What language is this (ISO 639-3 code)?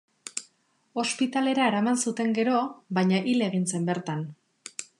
eus